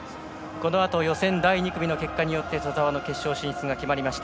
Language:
Japanese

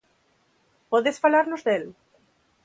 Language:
Galician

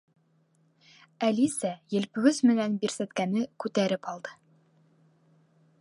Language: Bashkir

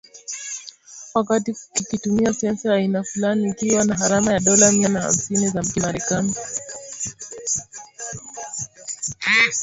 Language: Swahili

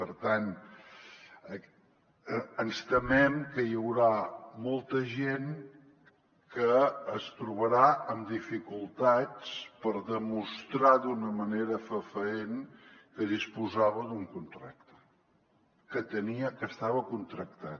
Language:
Catalan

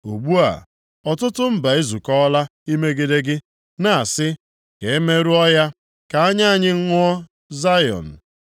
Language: Igbo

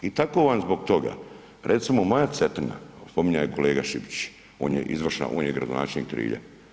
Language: Croatian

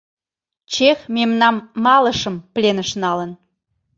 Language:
Mari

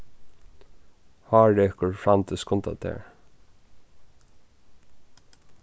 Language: Faroese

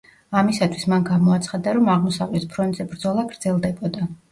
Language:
Georgian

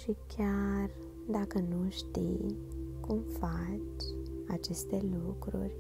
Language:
Romanian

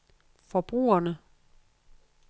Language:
Danish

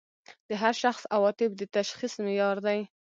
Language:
Pashto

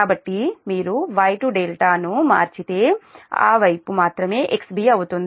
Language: Telugu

